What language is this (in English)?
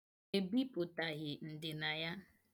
Igbo